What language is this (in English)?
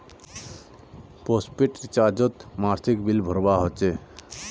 Magahi